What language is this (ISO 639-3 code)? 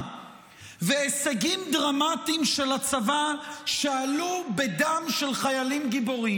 heb